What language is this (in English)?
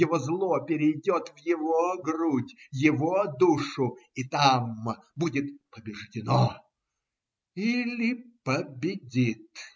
Russian